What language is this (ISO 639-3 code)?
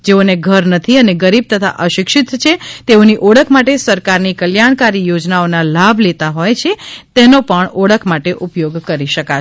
guj